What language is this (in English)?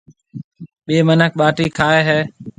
Marwari (Pakistan)